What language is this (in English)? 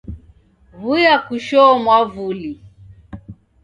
Taita